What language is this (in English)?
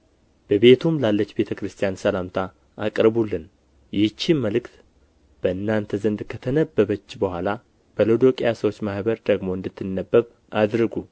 Amharic